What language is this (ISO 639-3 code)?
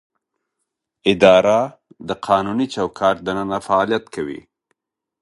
pus